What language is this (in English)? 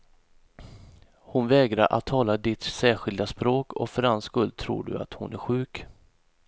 Swedish